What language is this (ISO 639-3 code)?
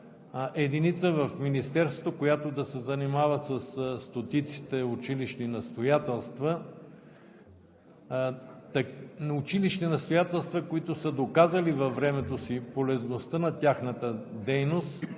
bul